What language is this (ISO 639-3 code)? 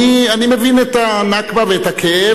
heb